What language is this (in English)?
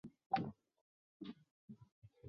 Chinese